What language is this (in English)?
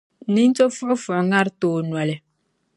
Dagbani